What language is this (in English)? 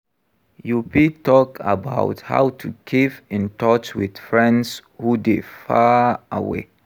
Nigerian Pidgin